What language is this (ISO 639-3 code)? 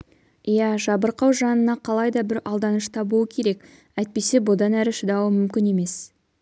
kaz